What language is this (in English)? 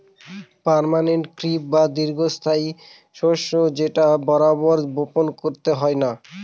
Bangla